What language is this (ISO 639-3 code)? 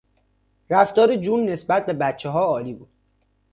fas